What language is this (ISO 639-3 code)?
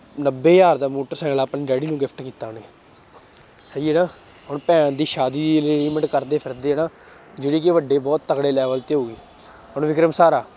pan